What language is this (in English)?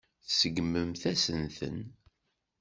Kabyle